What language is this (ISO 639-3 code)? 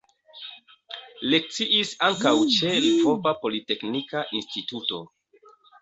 epo